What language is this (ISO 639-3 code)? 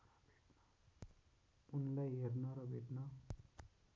nep